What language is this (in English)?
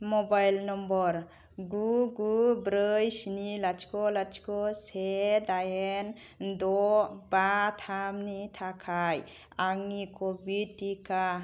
Bodo